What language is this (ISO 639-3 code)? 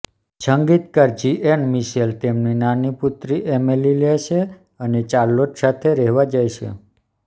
guj